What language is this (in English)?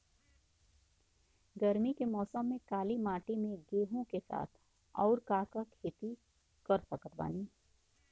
Bhojpuri